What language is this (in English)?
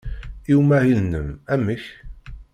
Kabyle